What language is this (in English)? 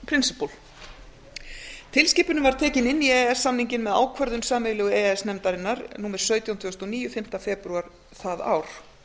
Icelandic